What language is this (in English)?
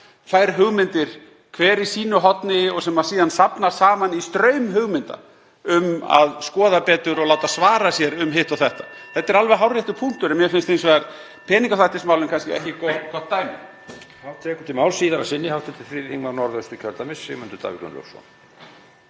Icelandic